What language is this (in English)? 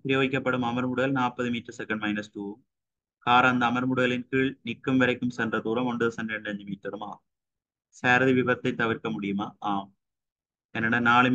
Tamil